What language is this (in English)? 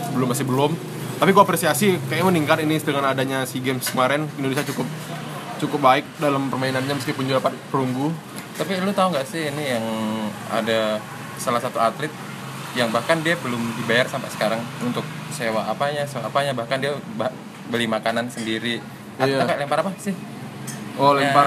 Indonesian